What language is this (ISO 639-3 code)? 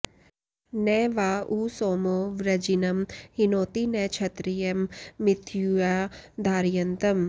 san